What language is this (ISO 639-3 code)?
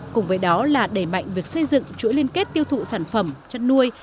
vie